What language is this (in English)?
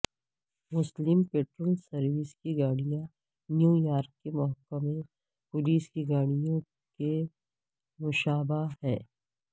Urdu